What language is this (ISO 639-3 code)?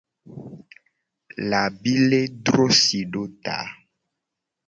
gej